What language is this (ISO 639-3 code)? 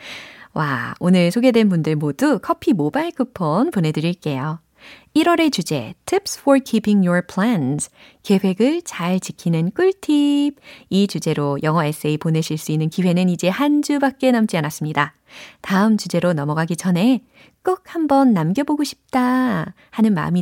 kor